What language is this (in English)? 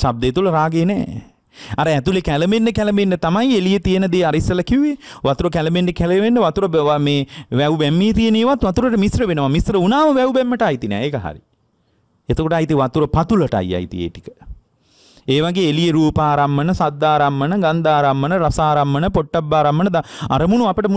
Indonesian